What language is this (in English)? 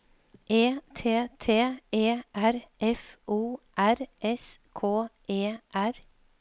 Norwegian